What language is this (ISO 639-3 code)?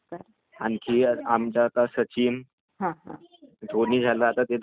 mar